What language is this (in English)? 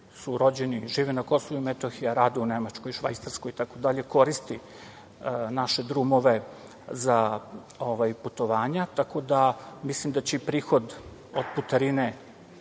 Serbian